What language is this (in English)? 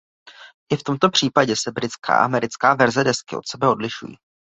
Czech